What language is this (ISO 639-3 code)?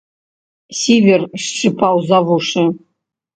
bel